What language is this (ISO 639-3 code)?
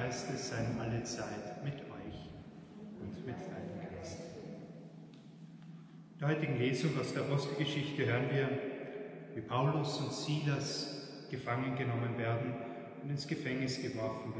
deu